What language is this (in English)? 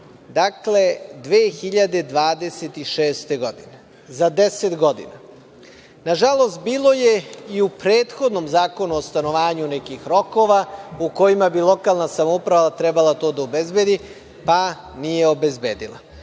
Serbian